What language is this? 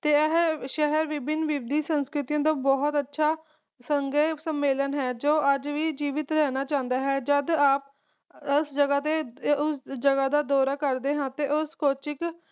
Punjabi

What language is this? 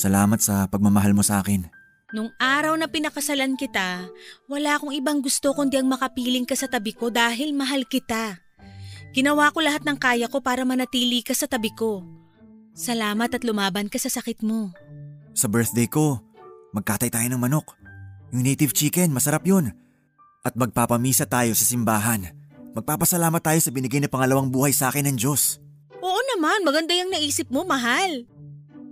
Filipino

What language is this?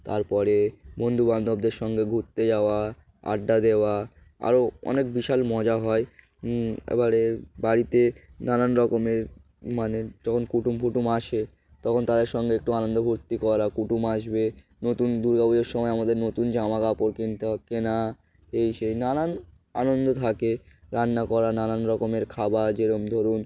Bangla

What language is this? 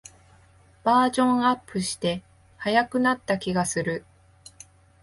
Japanese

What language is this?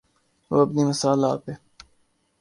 Urdu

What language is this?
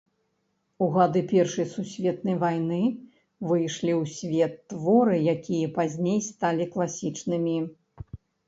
Belarusian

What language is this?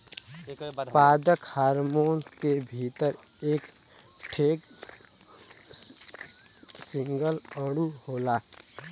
Bhojpuri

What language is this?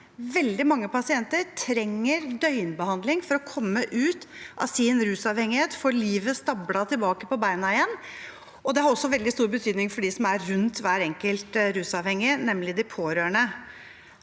Norwegian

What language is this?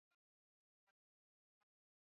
Swahili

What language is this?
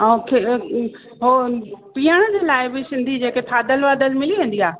Sindhi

